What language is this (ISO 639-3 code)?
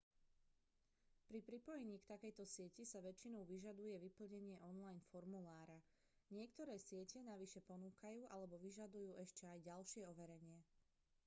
slk